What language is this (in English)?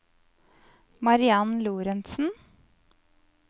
Norwegian